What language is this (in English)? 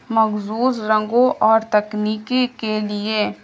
Urdu